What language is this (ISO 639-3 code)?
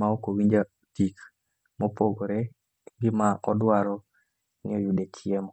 luo